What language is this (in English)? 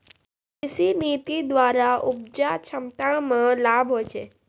Maithili